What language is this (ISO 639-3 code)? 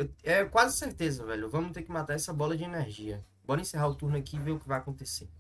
por